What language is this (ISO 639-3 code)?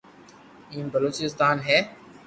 lrk